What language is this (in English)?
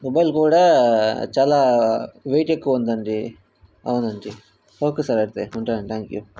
Telugu